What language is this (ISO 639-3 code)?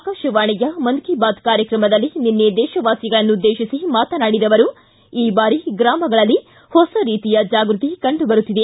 kan